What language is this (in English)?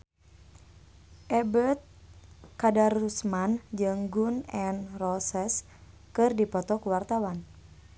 Sundanese